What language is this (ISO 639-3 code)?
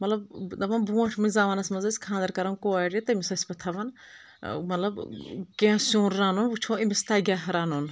kas